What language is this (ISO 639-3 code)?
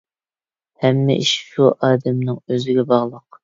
uig